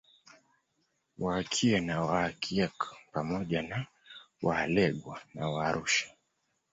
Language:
Swahili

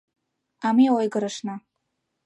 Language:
Mari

